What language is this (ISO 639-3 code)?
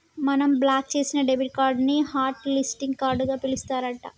tel